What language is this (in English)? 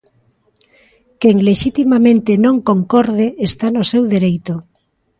Galician